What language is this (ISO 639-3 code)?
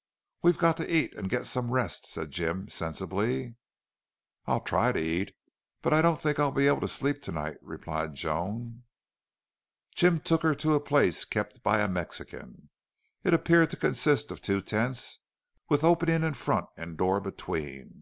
eng